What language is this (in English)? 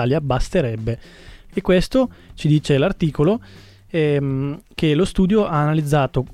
Italian